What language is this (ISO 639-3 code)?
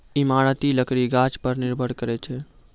mai